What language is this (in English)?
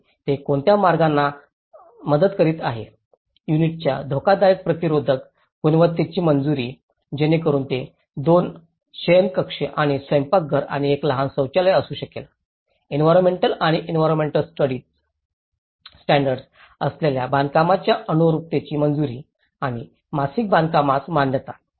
Marathi